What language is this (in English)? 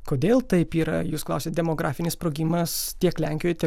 Lithuanian